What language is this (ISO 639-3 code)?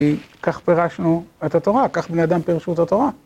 heb